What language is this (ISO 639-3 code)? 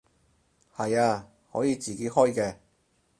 yue